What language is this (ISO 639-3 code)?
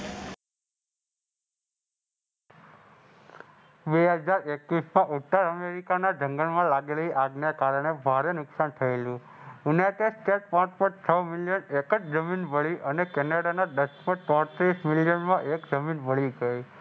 guj